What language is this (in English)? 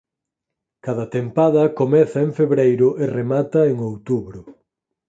Galician